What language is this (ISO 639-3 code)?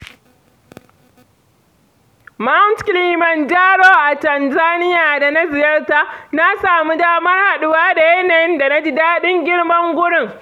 hau